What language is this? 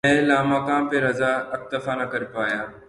Urdu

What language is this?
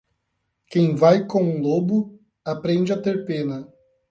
Portuguese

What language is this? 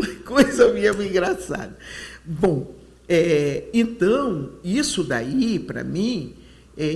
Portuguese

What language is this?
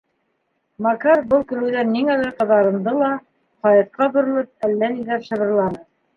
Bashkir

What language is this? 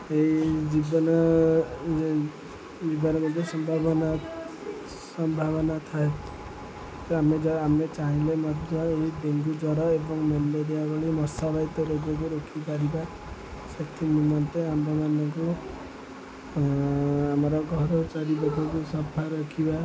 Odia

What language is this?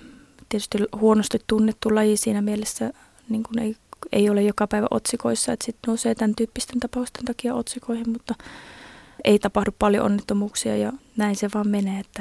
Finnish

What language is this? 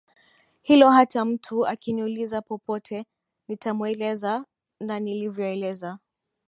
Swahili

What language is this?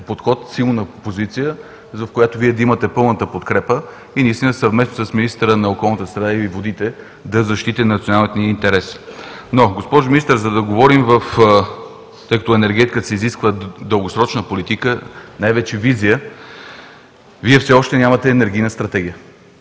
Bulgarian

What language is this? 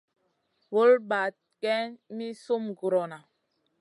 Masana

